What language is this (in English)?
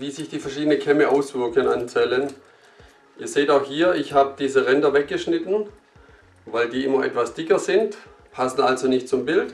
German